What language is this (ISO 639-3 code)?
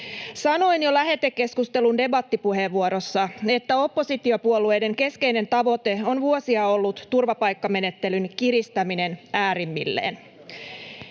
fin